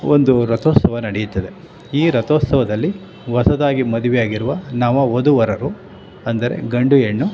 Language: Kannada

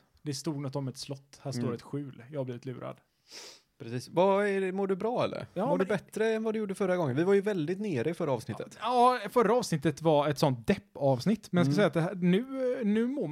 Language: Swedish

